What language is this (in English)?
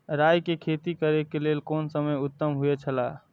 Maithili